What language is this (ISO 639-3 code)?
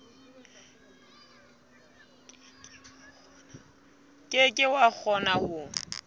sot